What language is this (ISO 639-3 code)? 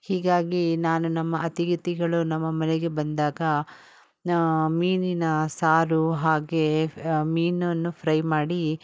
kan